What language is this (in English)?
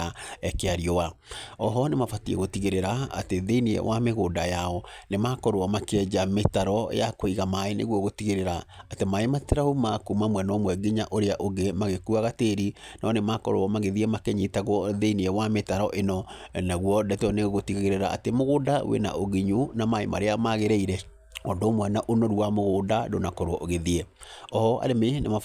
Kikuyu